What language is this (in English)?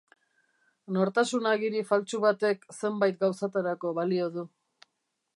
Basque